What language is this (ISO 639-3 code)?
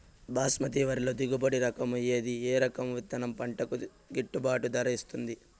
tel